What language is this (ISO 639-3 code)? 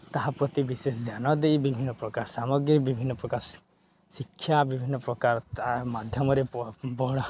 ori